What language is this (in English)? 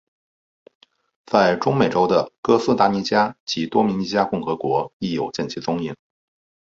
Chinese